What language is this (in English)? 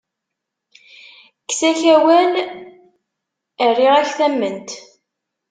Kabyle